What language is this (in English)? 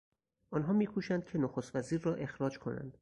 Persian